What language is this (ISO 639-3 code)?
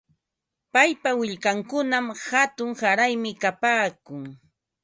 qva